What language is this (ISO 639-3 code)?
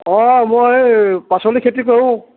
asm